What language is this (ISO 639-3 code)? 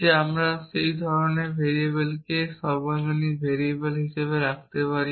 ben